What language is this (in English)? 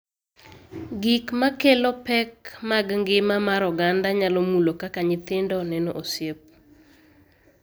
Luo (Kenya and Tanzania)